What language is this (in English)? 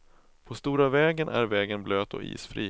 Swedish